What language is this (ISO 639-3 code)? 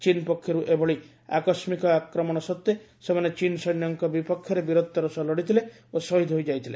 ori